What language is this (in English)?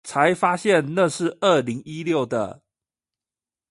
Chinese